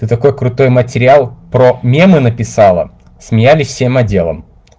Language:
Russian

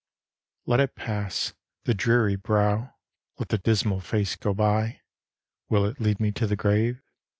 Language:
English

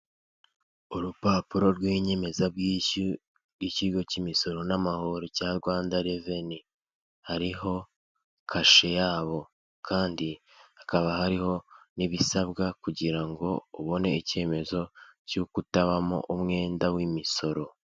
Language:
Kinyarwanda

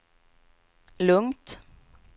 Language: Swedish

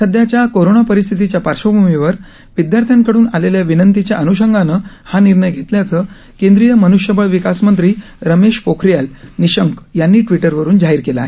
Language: Marathi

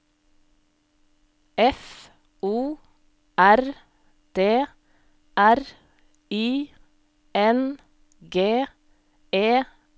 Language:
Norwegian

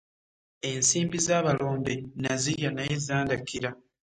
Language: Ganda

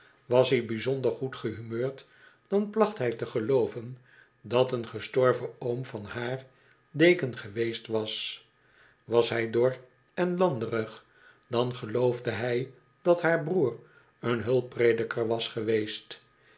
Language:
Dutch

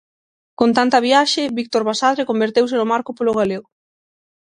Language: Galician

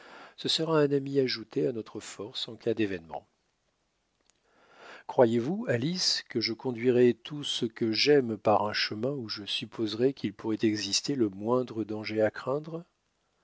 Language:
French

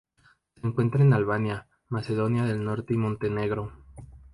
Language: Spanish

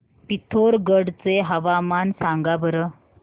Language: Marathi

